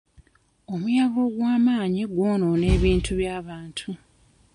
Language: Ganda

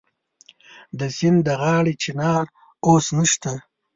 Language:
Pashto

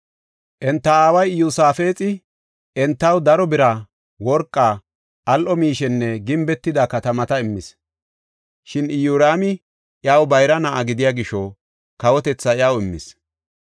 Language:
Gofa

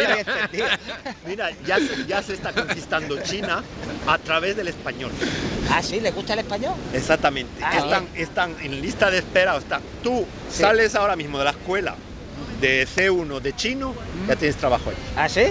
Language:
Spanish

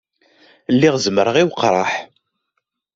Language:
Kabyle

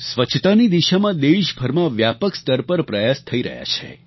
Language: Gujarati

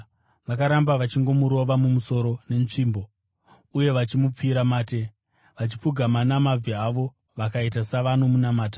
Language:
Shona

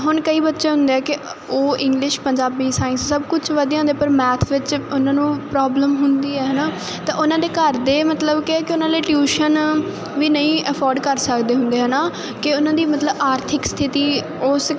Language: Punjabi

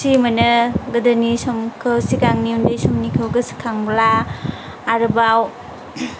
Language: Bodo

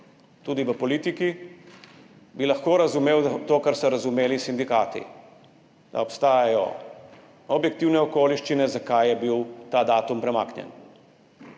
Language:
Slovenian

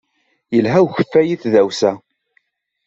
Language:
Kabyle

